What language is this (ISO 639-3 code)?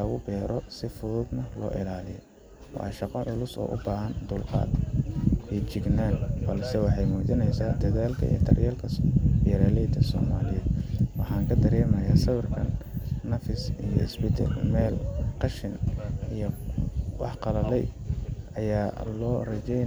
som